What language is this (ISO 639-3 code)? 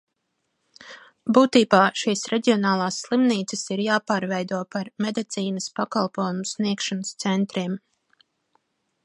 lav